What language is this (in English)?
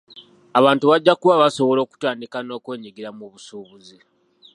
Ganda